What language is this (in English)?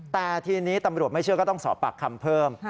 Thai